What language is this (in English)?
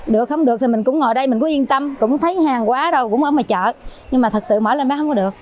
Vietnamese